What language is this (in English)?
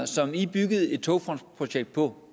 Danish